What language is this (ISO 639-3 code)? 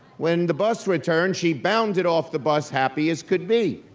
eng